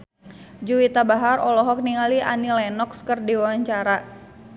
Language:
Sundanese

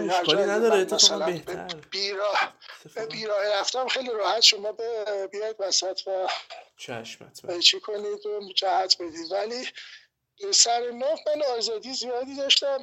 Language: Persian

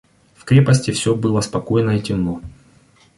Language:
Russian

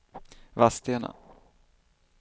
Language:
Swedish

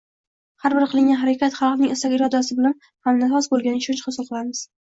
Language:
Uzbek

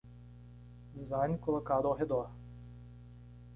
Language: Portuguese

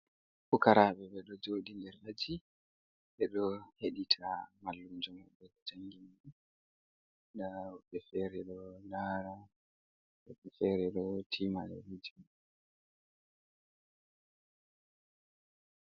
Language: Fula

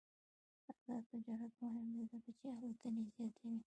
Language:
Pashto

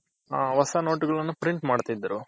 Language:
Kannada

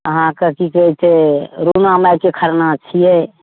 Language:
Maithili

